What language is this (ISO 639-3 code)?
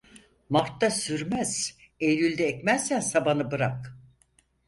tur